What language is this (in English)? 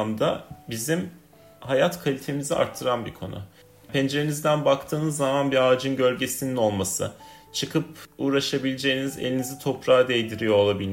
Turkish